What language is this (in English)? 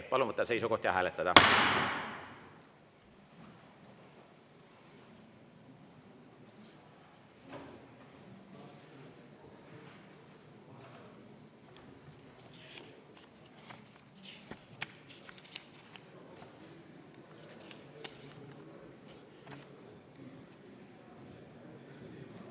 Estonian